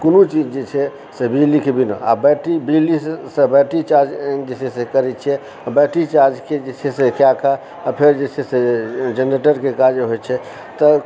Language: Maithili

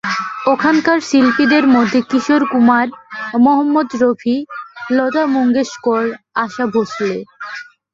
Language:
Bangla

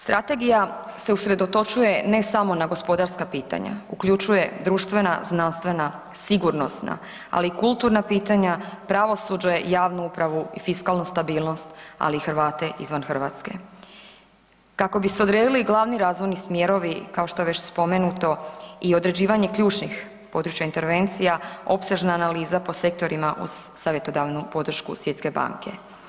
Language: Croatian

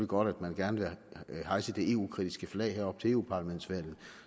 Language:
Danish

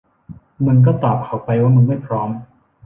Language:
Thai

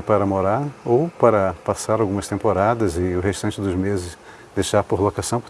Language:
Portuguese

